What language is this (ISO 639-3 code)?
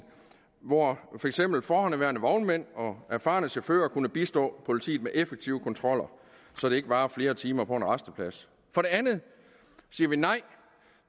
dan